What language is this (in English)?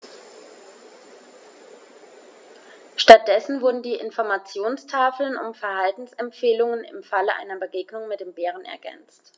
German